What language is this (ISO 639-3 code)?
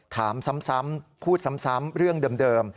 tha